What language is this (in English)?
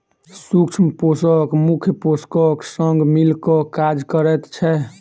Maithili